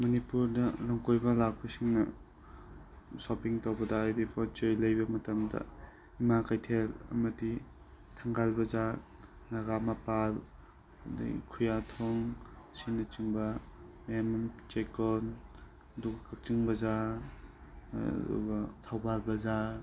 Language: Manipuri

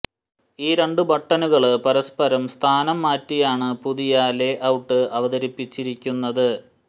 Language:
Malayalam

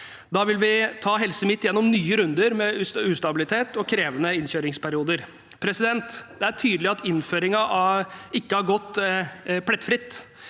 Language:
Norwegian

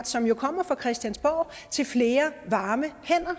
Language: Danish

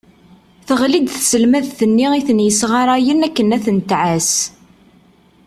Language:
Kabyle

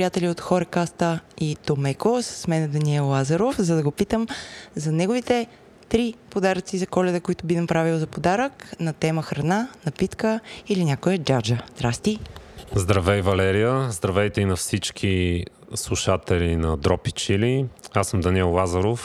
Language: Bulgarian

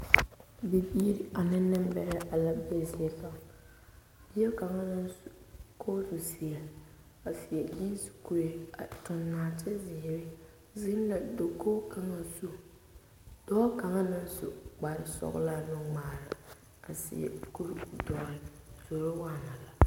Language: Southern Dagaare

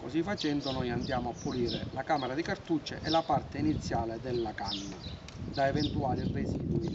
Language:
Italian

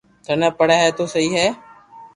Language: Loarki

